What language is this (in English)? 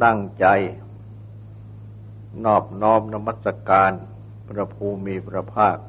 Thai